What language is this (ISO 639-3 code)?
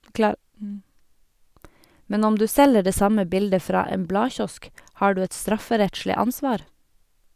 nor